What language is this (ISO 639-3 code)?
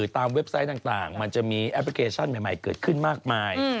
tha